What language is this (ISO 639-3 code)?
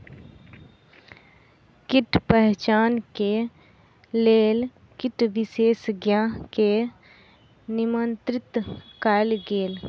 mai